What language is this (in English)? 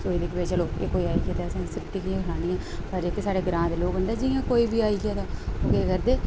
Dogri